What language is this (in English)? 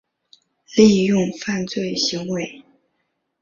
Chinese